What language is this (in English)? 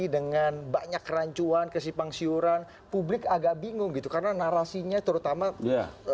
Indonesian